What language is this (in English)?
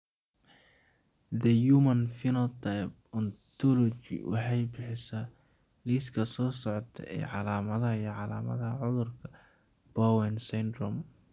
Somali